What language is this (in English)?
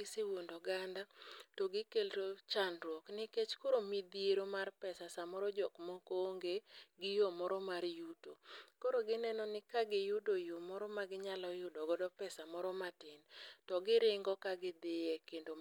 Luo (Kenya and Tanzania)